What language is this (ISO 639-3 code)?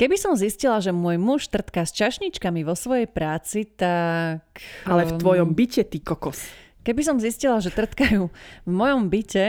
slk